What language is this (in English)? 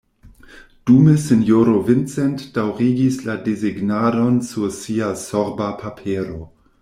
Esperanto